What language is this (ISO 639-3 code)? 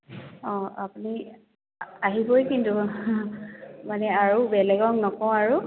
asm